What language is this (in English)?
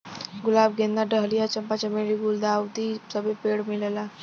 Bhojpuri